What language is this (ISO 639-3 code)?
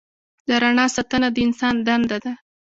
pus